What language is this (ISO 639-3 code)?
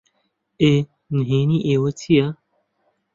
ckb